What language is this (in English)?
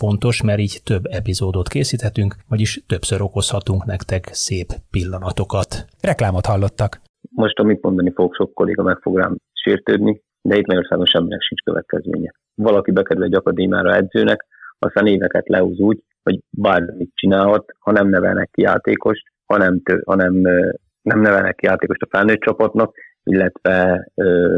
Hungarian